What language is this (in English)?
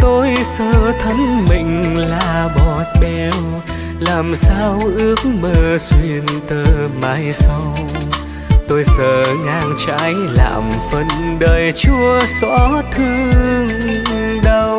Vietnamese